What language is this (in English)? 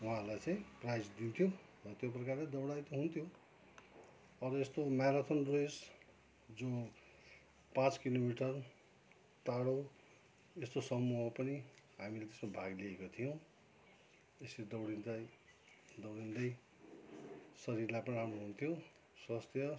Nepali